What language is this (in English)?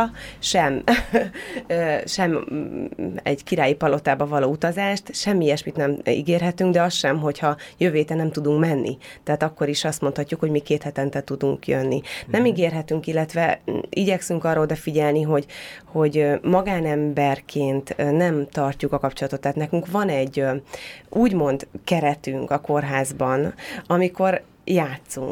Hungarian